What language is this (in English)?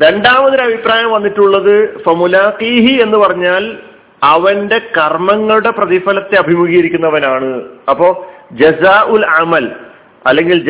Malayalam